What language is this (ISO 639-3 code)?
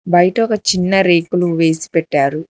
tel